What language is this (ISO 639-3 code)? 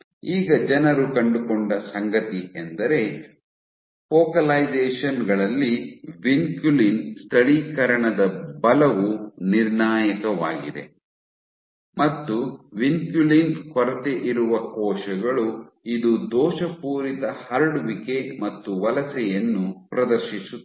kan